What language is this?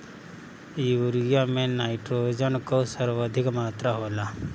Bhojpuri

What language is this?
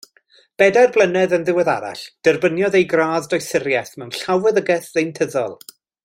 Welsh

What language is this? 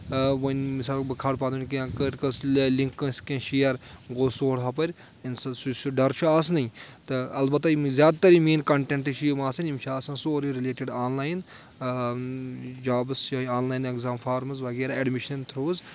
Kashmiri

